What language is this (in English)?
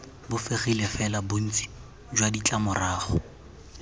Tswana